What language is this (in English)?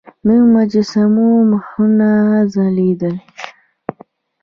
Pashto